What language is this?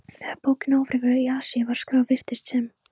Icelandic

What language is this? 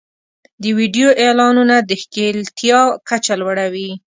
Pashto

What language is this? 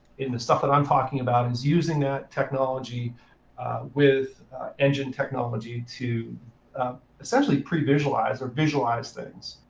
English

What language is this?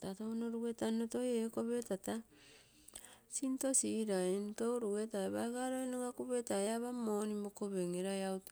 Terei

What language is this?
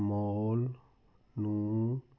Punjabi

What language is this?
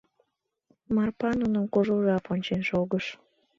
Mari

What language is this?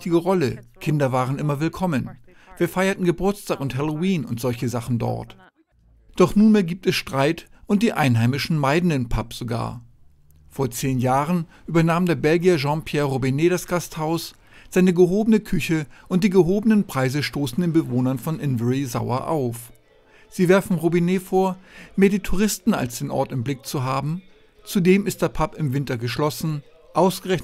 German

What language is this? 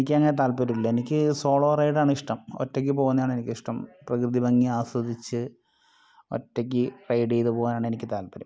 Malayalam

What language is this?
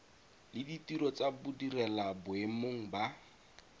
Tswana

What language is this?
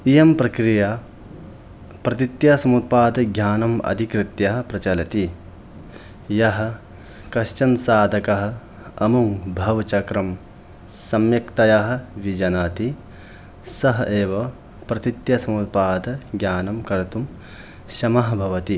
Sanskrit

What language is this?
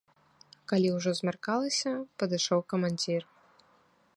Belarusian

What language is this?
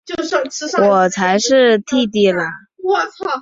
Chinese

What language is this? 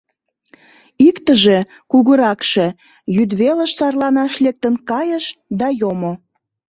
Mari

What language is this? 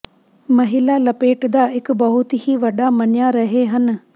Punjabi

